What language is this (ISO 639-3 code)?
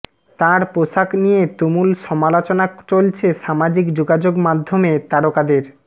ben